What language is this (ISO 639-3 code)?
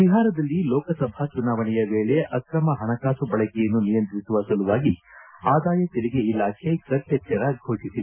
kan